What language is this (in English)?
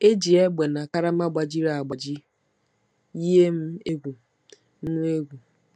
Igbo